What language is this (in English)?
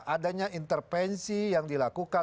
Indonesian